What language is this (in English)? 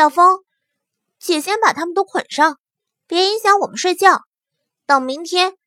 Chinese